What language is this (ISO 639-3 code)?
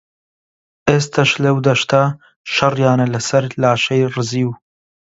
ckb